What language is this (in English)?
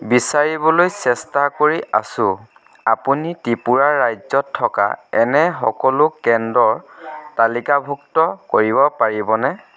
Assamese